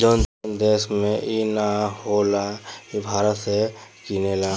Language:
Bhojpuri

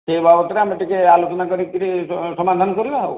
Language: Odia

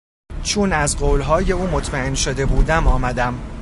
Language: Persian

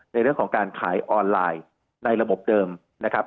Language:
Thai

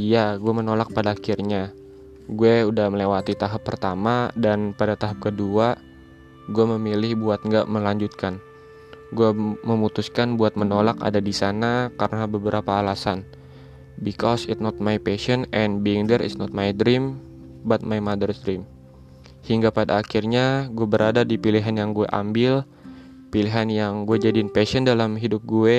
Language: Indonesian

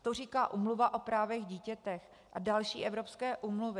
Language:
Czech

